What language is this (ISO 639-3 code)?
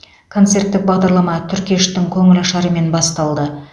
kaz